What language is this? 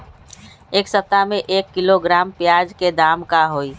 Magahi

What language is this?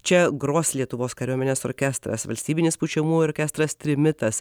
Lithuanian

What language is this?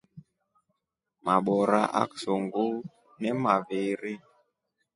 Rombo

